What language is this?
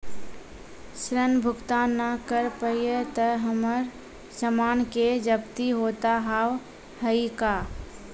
Maithili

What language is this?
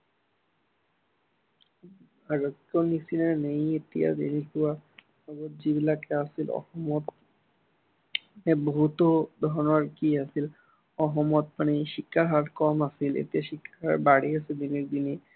Assamese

